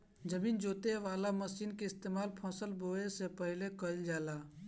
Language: Bhojpuri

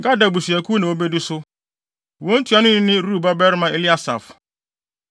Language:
Akan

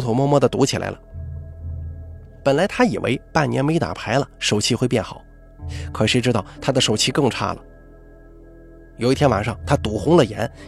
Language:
Chinese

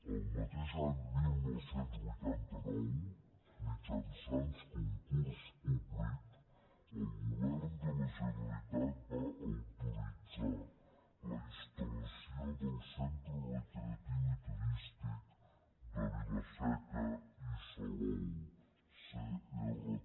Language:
Catalan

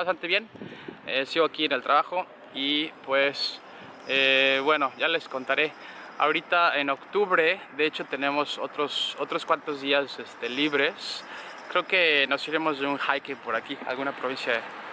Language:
Spanish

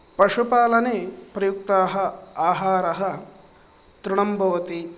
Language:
Sanskrit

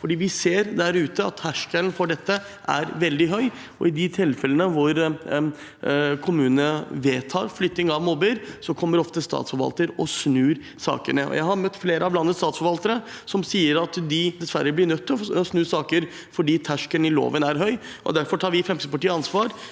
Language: Norwegian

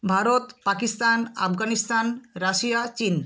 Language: Bangla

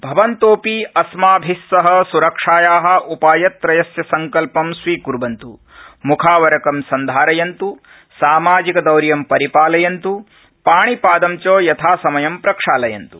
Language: Sanskrit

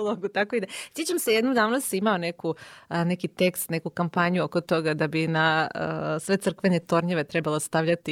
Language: Croatian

